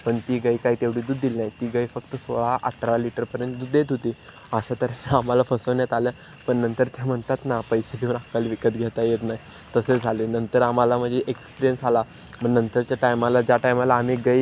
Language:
Marathi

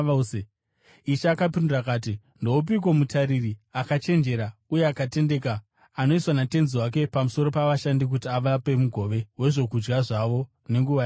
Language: Shona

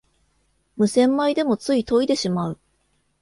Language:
Japanese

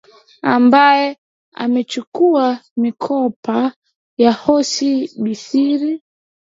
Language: Swahili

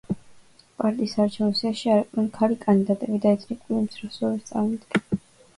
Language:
Georgian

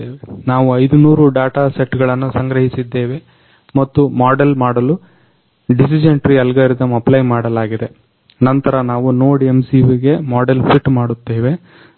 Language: Kannada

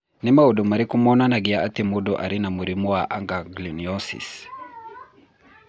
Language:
Kikuyu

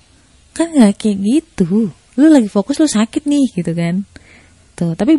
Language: Indonesian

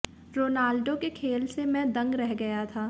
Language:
Hindi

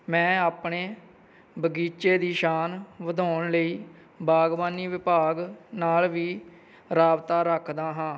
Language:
Punjabi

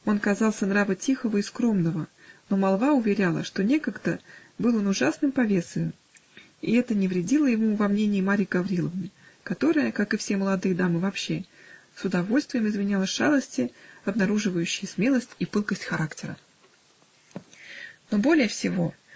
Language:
Russian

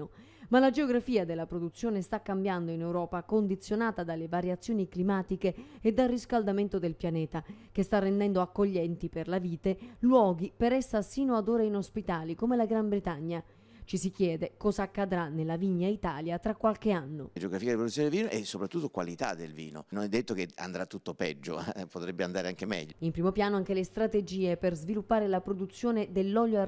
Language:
Italian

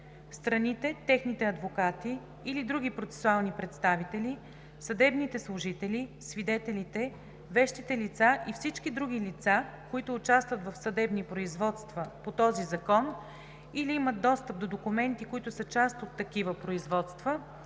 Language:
Bulgarian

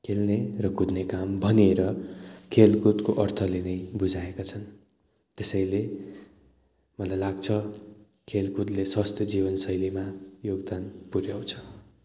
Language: Nepali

